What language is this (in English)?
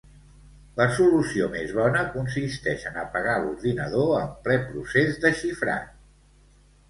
Catalan